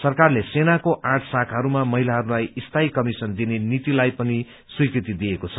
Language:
Nepali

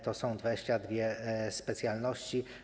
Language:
Polish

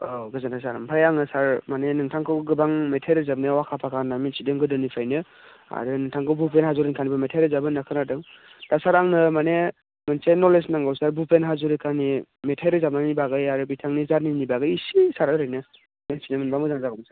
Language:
Bodo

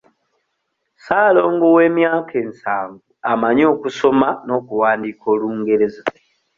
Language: Ganda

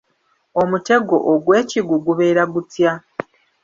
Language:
Ganda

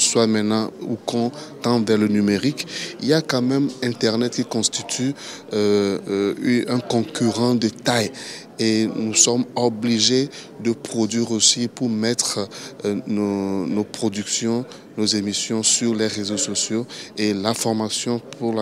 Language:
French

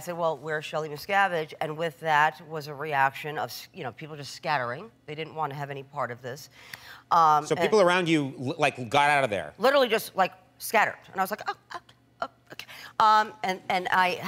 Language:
English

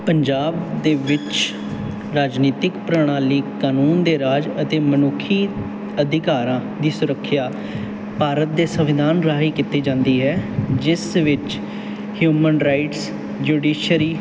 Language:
Punjabi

